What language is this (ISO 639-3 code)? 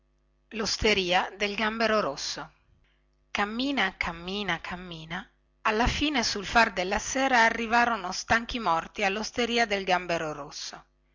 ita